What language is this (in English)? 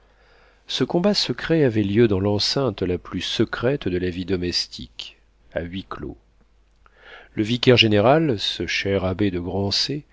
French